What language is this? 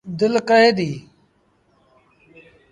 Sindhi Bhil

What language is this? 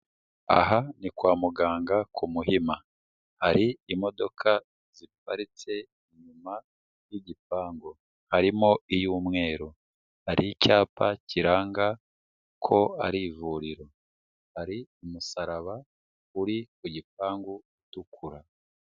Kinyarwanda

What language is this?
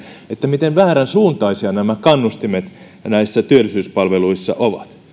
Finnish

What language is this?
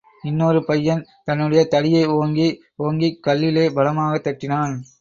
Tamil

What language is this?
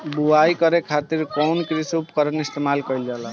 Bhojpuri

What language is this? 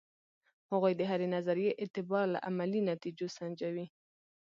Pashto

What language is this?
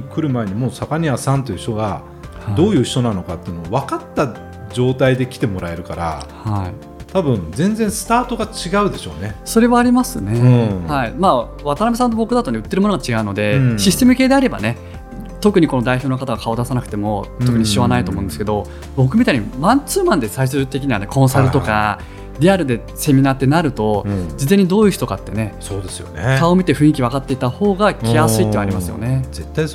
Japanese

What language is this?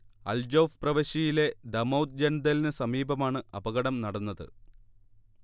Malayalam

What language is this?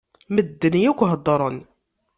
Kabyle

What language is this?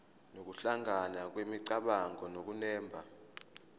Zulu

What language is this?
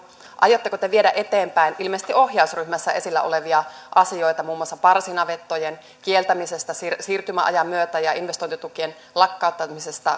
Finnish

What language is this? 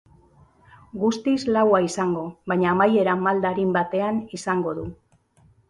Basque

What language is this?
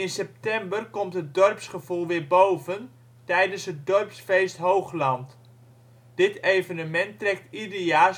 Dutch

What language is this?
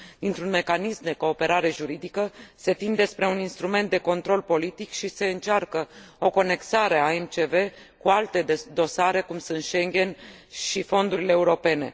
Romanian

